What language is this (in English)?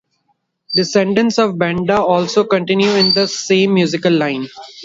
English